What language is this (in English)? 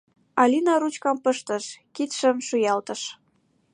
Mari